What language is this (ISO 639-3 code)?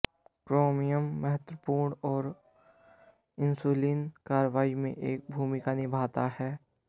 hin